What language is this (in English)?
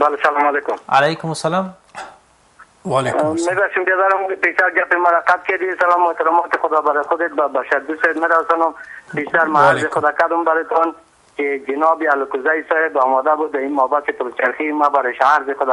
Persian